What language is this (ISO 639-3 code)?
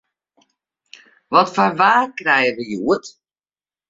fry